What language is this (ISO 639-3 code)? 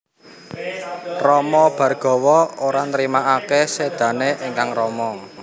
jav